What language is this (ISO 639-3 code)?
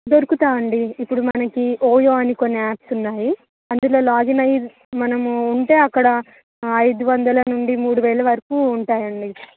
tel